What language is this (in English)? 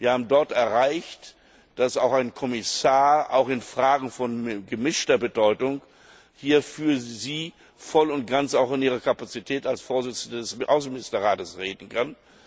German